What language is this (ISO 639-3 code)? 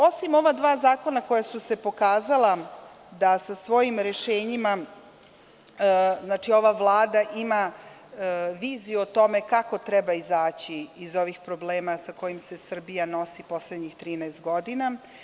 srp